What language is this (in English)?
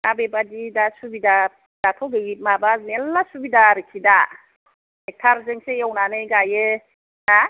Bodo